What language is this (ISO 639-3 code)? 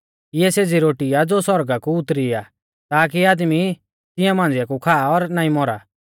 bfz